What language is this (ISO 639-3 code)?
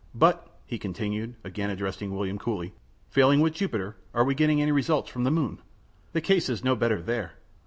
eng